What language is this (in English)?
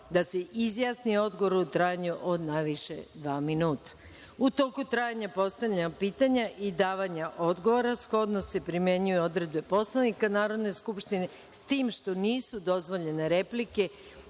Serbian